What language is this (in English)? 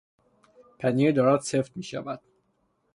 Persian